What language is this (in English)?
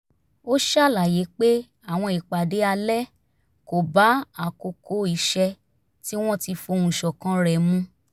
Yoruba